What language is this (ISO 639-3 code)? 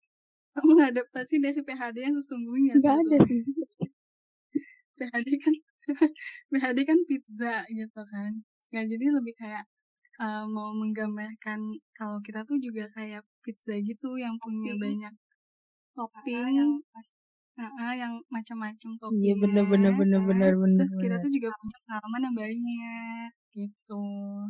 ind